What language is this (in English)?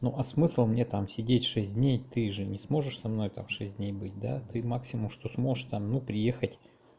Russian